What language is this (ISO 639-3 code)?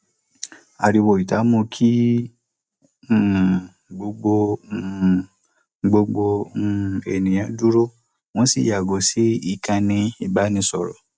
yor